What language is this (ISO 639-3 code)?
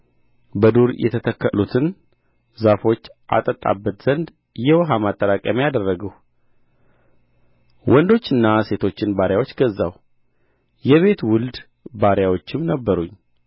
amh